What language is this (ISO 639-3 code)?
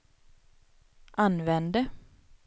swe